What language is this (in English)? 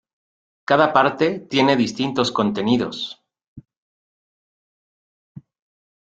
Spanish